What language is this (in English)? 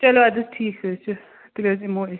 Kashmiri